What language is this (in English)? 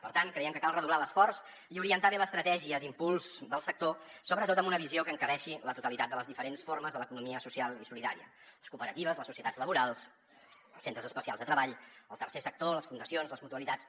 Catalan